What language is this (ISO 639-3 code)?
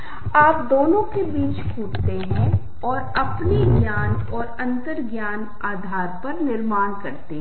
hin